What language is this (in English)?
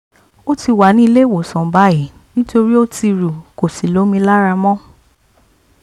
Yoruba